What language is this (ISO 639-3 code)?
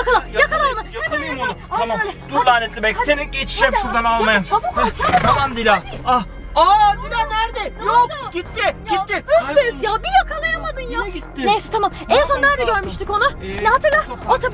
tur